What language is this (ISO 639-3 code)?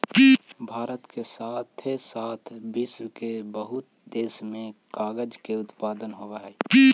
mag